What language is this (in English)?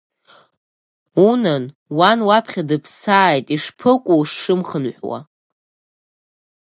Abkhazian